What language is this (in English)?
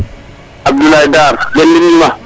Serer